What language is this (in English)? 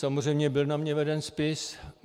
Czech